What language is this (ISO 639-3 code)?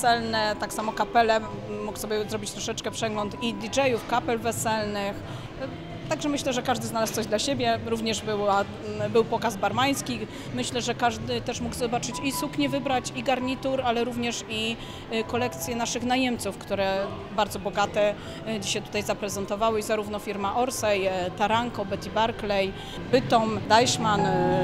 pol